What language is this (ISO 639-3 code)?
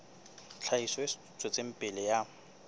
sot